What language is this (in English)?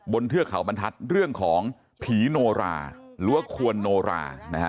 Thai